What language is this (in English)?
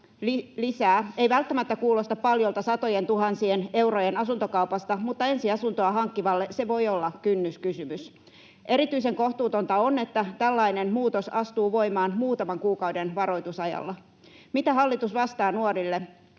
Finnish